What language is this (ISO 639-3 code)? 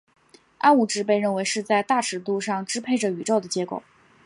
zho